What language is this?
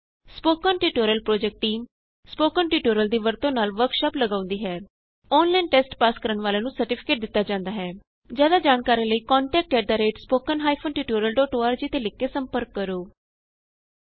Punjabi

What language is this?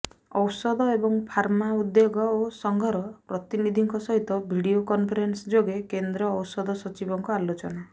Odia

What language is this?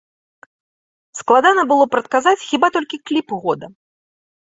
Belarusian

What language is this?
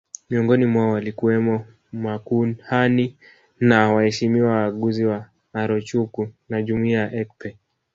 Swahili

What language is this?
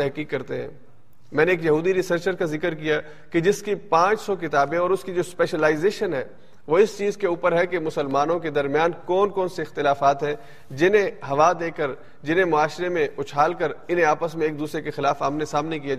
Urdu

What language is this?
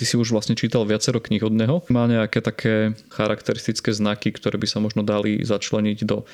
Slovak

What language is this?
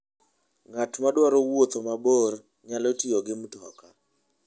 Luo (Kenya and Tanzania)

